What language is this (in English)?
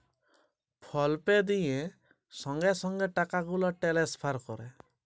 Bangla